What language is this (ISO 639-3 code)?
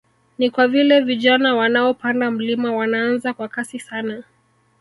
swa